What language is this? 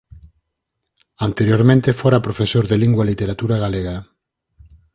Galician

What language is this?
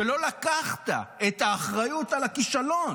Hebrew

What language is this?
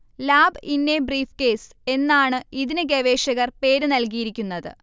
Malayalam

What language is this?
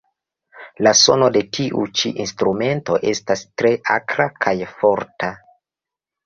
Esperanto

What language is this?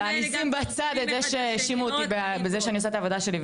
Hebrew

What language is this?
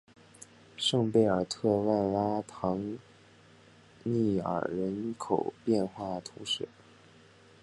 Chinese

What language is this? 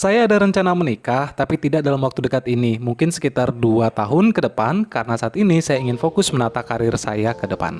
Indonesian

